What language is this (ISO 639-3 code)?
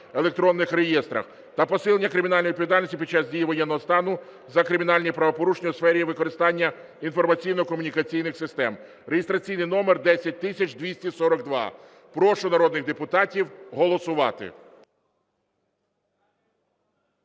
ukr